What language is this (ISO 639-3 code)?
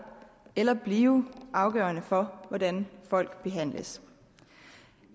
dan